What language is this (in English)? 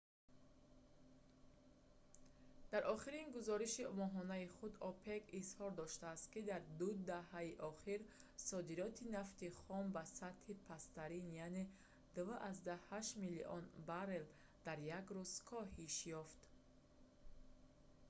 Tajik